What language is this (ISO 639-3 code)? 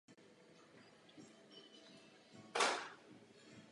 ces